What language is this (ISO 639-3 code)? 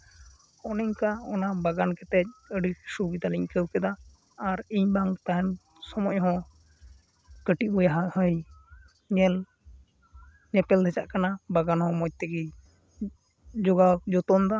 sat